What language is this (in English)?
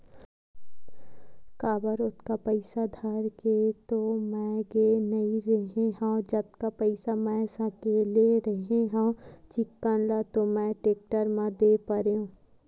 Chhattisgarhi